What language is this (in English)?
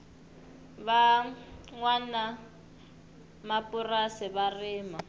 Tsonga